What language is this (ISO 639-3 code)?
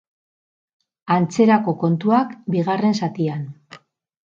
eus